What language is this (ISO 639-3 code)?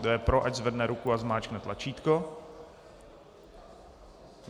ces